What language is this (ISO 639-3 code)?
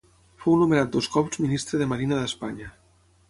cat